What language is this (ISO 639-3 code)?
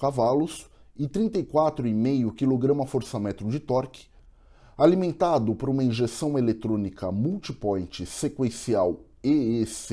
por